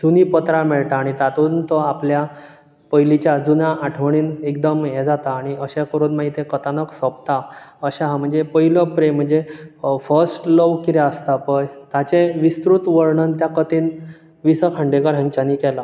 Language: Konkani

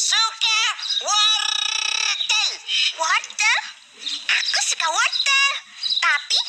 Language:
Indonesian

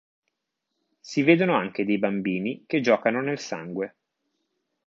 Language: Italian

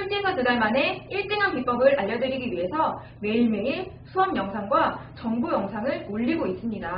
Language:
Korean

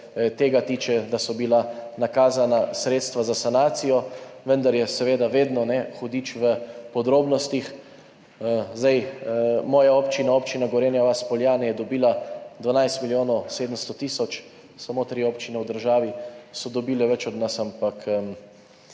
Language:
Slovenian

